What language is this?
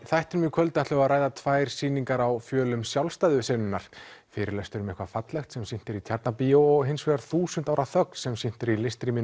Icelandic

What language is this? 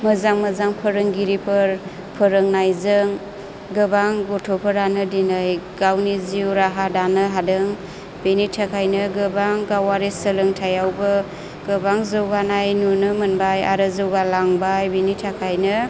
Bodo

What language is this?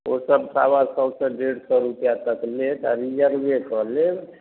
Maithili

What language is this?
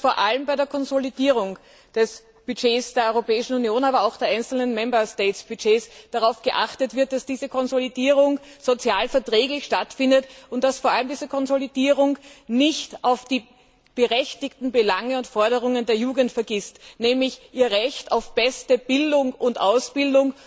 German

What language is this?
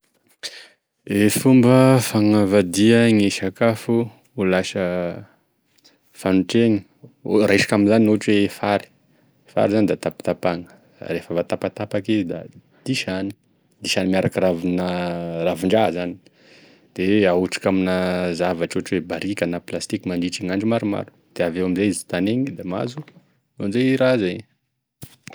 Tesaka Malagasy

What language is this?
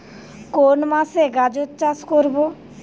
Bangla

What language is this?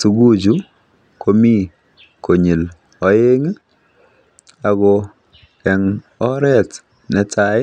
Kalenjin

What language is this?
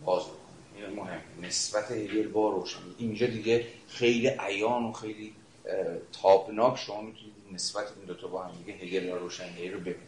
Persian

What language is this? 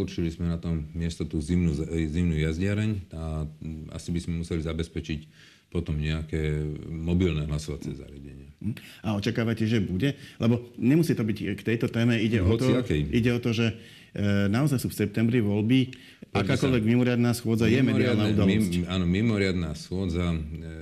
Slovak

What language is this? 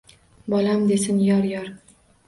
Uzbek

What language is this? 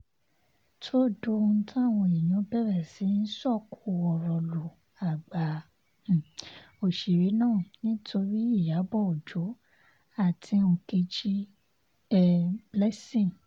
Yoruba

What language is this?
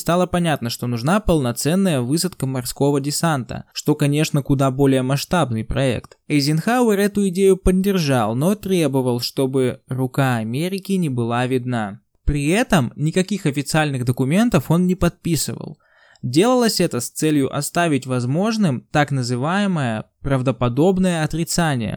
Russian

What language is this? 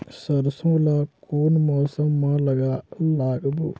Chhattisgarhi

